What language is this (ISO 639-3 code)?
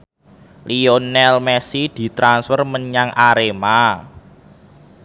jav